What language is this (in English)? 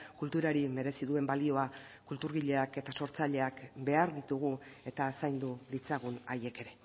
Basque